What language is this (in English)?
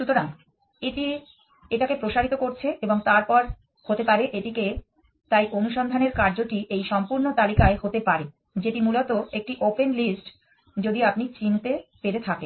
Bangla